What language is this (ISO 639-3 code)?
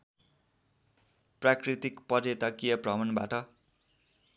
nep